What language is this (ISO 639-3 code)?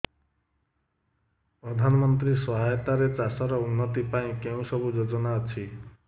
ori